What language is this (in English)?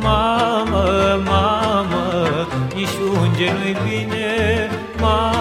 Romanian